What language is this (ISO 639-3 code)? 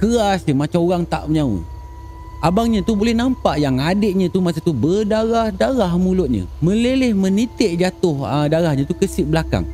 msa